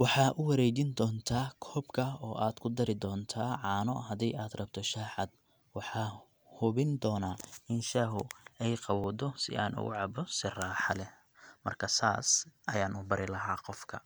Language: Somali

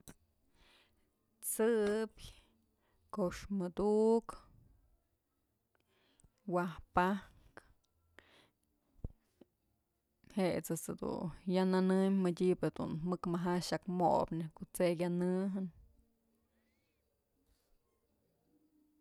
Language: Mazatlán Mixe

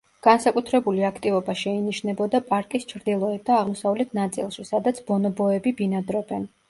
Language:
Georgian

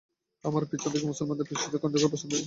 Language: Bangla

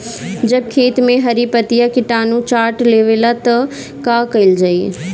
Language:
Bhojpuri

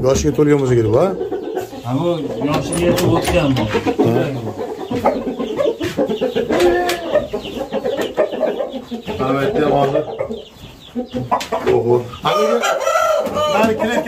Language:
Turkish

